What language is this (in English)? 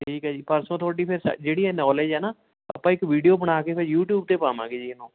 Punjabi